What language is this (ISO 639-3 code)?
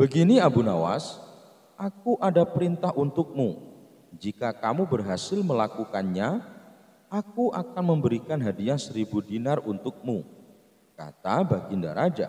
ind